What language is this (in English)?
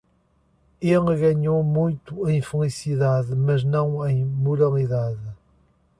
Portuguese